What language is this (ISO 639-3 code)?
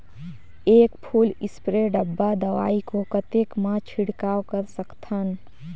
hne